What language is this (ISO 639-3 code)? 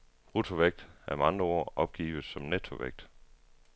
dan